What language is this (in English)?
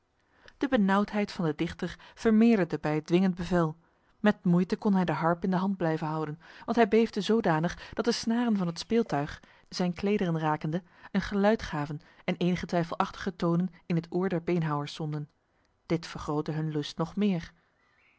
Dutch